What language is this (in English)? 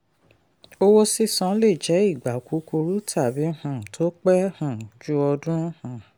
Yoruba